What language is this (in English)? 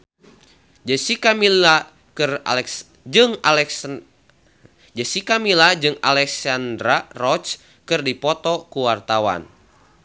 Sundanese